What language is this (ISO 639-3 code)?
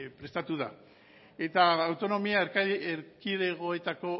eus